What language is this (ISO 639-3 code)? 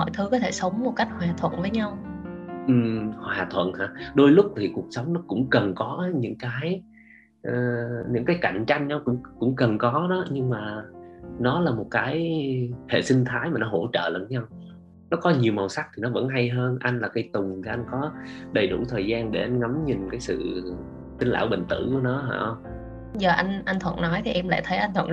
vie